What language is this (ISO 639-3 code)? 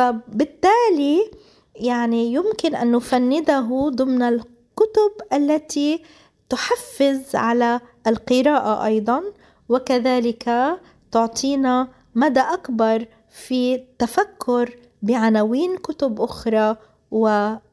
ara